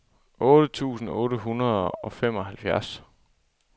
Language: Danish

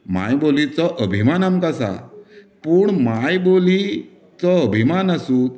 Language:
Konkani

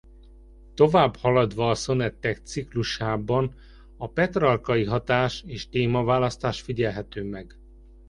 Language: Hungarian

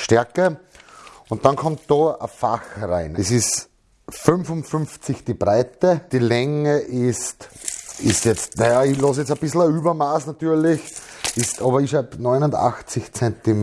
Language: German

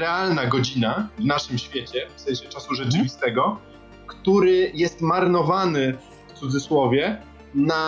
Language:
Polish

